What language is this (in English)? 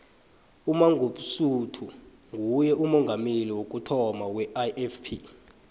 South Ndebele